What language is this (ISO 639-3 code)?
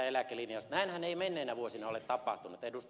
fin